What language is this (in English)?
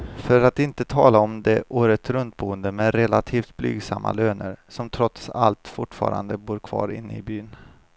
Swedish